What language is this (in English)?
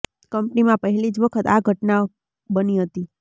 Gujarati